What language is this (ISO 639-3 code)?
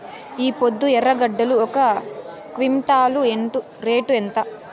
tel